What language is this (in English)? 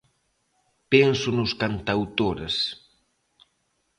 Galician